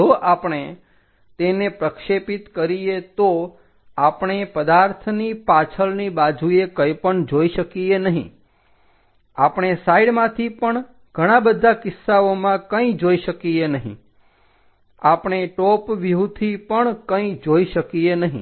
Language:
Gujarati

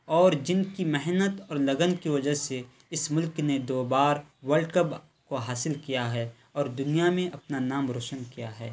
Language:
Urdu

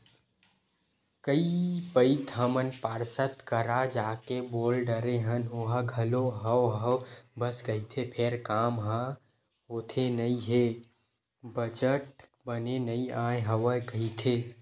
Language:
Chhattisgarhi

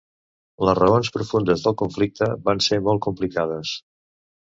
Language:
Catalan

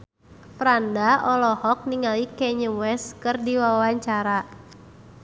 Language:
Sundanese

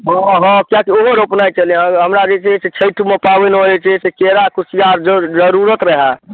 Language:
Maithili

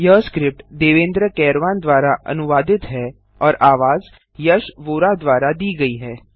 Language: Hindi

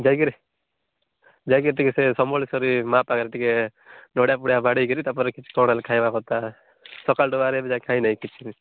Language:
Odia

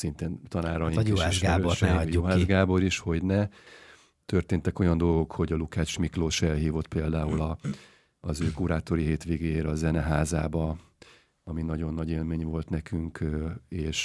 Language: Hungarian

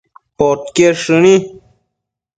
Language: Matsés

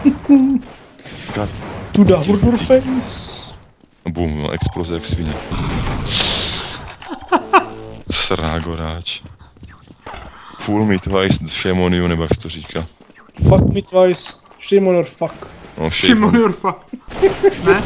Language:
Czech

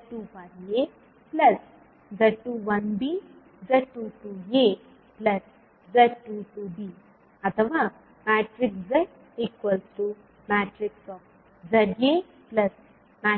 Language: Kannada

